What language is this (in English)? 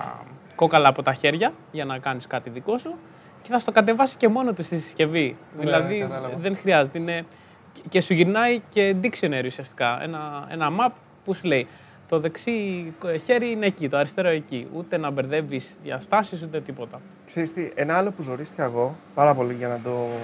Greek